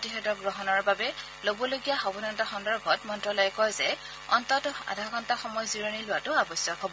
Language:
Assamese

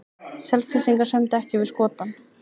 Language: Icelandic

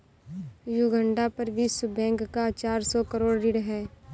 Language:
Hindi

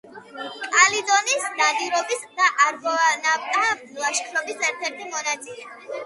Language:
Georgian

